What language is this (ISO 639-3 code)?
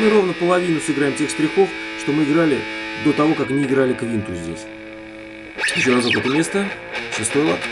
rus